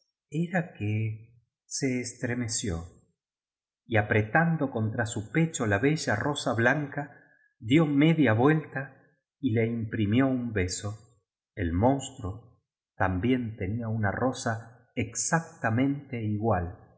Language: Spanish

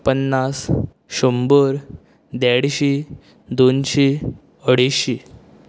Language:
Konkani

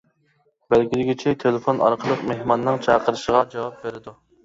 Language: Uyghur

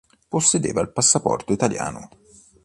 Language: Italian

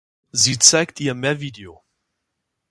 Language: German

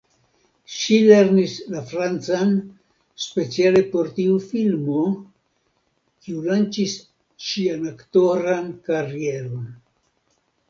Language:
Esperanto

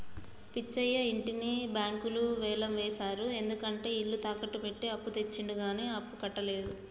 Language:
Telugu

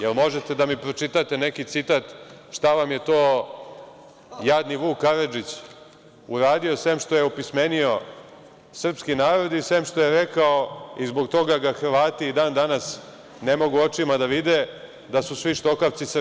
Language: Serbian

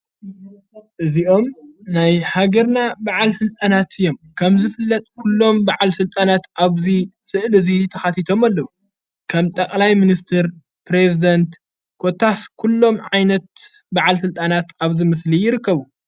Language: Tigrinya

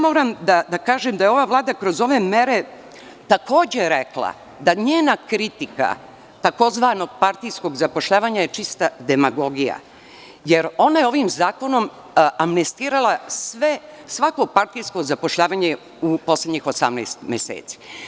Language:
Serbian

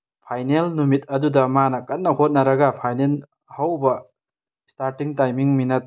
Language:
Manipuri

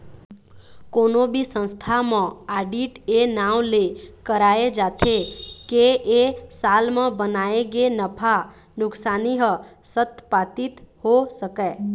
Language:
Chhattisgarhi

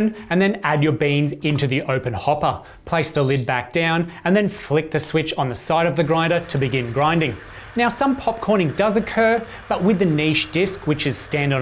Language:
English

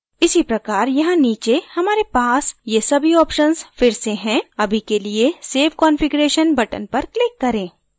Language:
Hindi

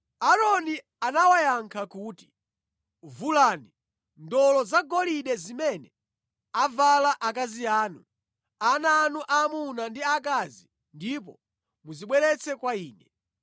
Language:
Nyanja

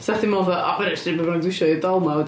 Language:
Welsh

